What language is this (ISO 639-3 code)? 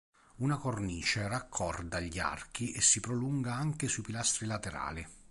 ita